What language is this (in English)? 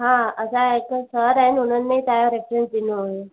Sindhi